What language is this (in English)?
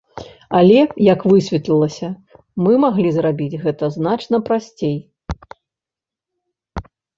Belarusian